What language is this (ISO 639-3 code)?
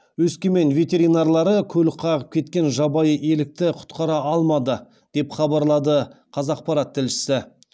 kaz